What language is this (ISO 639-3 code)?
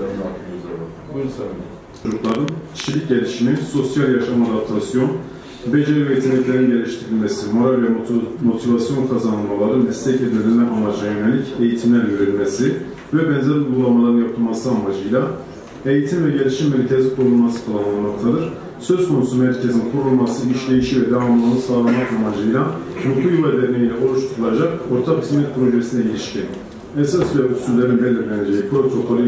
tur